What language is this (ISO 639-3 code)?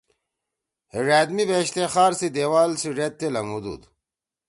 trw